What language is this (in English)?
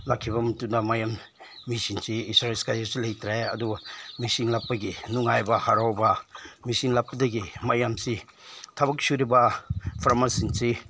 Manipuri